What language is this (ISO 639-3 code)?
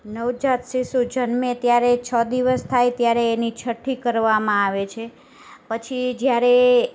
guj